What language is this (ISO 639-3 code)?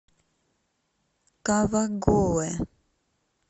rus